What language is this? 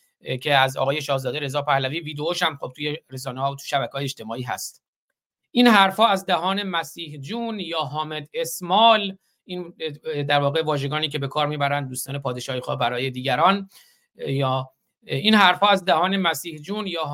Persian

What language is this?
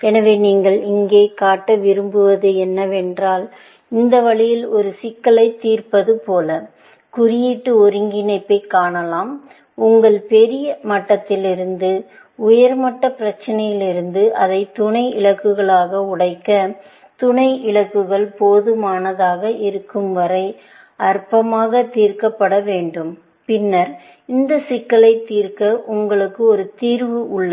Tamil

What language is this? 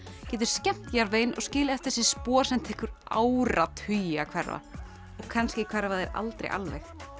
Icelandic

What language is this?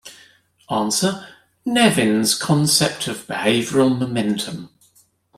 English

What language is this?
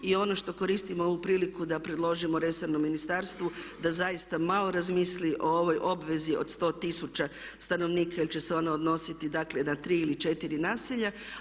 Croatian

